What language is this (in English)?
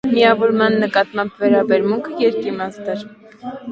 Armenian